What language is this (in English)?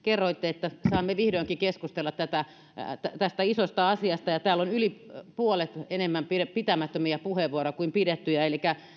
Finnish